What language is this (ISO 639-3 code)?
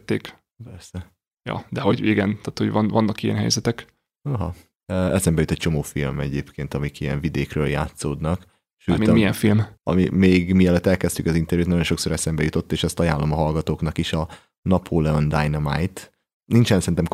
hun